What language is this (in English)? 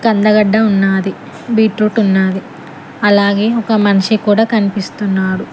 Telugu